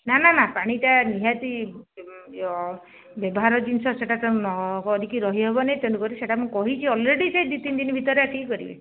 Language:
Odia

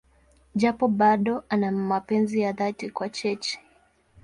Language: Swahili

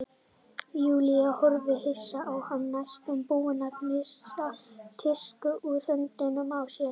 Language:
Icelandic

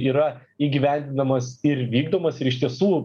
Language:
Lithuanian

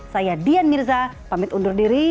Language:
Indonesian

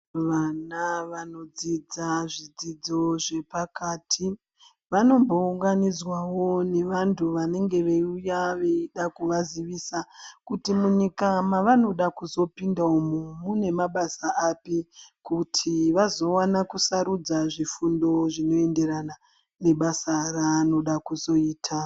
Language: Ndau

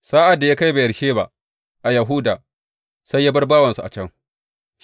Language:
Hausa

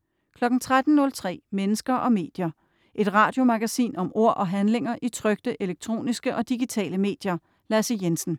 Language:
Danish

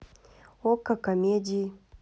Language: Russian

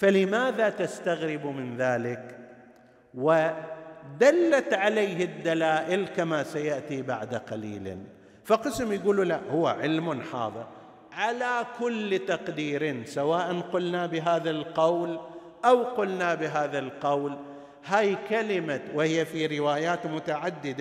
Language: Arabic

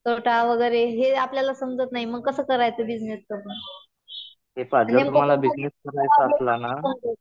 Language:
Marathi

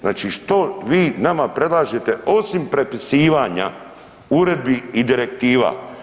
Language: Croatian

